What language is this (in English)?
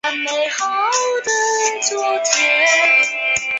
Chinese